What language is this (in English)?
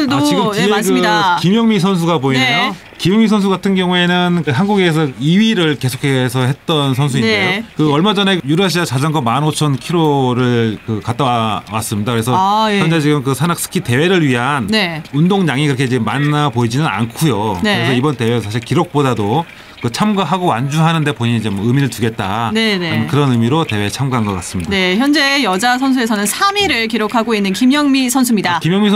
Korean